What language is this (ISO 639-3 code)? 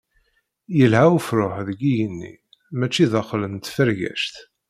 kab